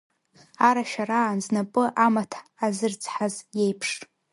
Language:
Abkhazian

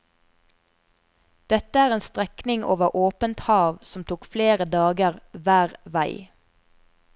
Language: Norwegian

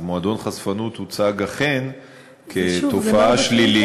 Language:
Hebrew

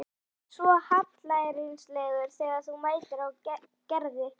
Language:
Icelandic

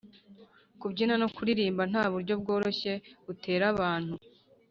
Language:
Kinyarwanda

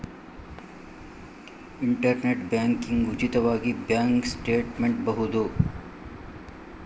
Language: Kannada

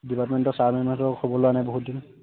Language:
Assamese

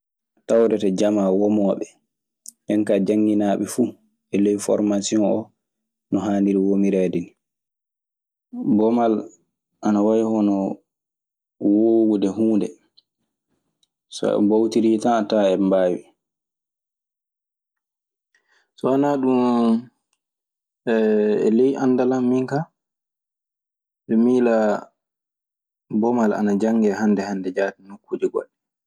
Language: Maasina Fulfulde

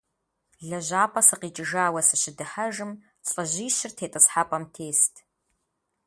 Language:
Kabardian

